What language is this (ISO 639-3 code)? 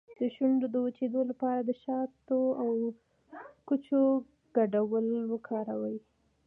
pus